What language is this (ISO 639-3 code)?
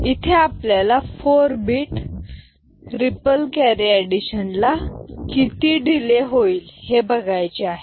mar